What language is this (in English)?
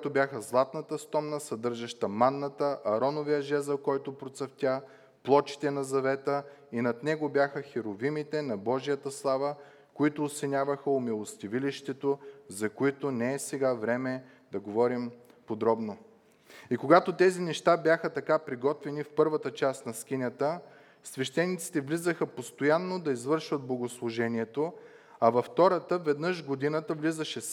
Bulgarian